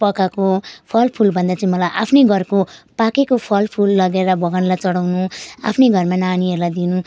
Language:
Nepali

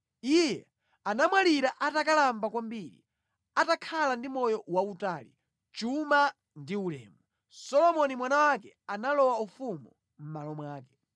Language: Nyanja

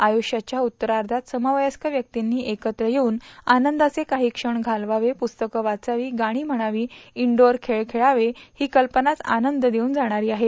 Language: Marathi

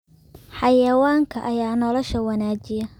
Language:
Somali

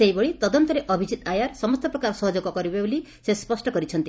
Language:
Odia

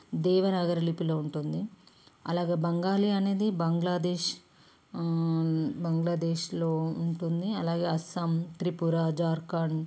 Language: Telugu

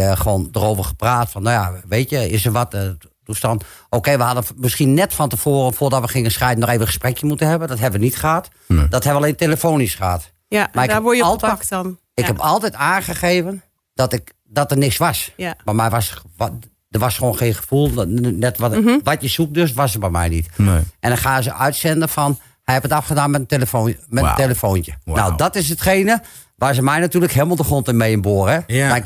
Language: Dutch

